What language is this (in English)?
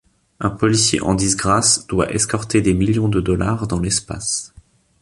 French